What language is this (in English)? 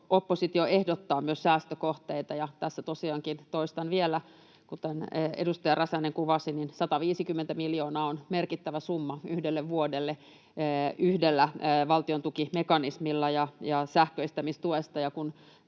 Finnish